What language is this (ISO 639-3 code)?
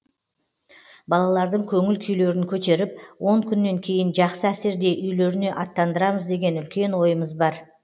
kaz